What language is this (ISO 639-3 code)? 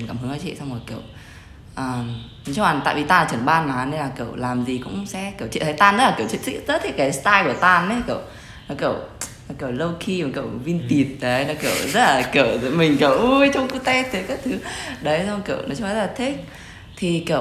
vie